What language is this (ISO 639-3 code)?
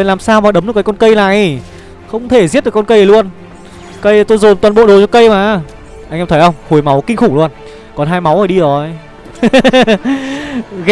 vie